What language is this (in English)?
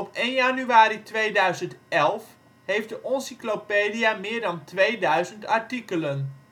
Dutch